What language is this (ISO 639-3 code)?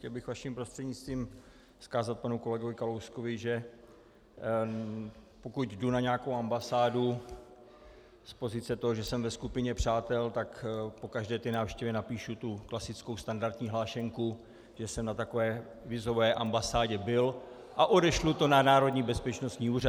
ces